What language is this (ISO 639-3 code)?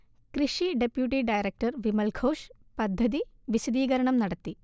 mal